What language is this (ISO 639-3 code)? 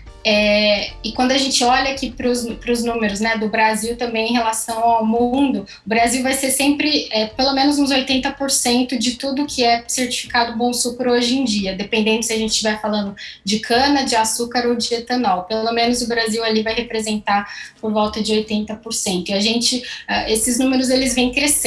por